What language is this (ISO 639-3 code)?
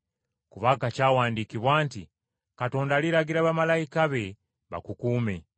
lug